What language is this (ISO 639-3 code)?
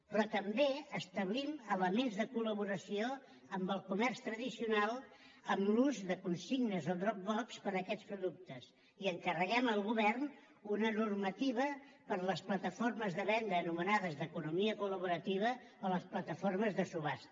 cat